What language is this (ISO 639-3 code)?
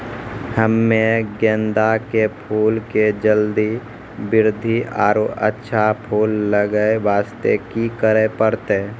mai